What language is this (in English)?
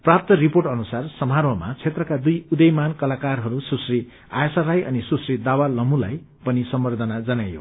Nepali